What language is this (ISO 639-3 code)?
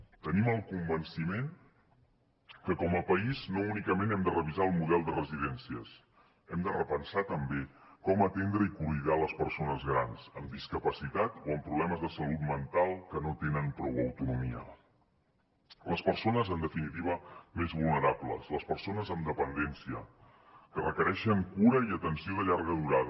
cat